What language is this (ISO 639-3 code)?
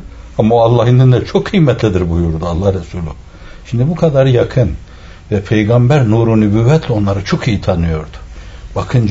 tur